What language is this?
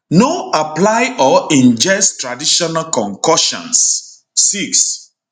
Nigerian Pidgin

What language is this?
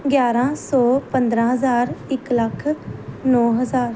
Punjabi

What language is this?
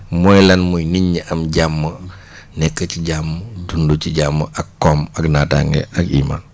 Wolof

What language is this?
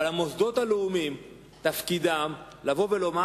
Hebrew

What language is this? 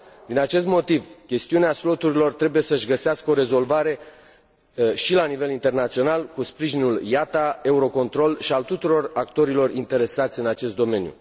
Romanian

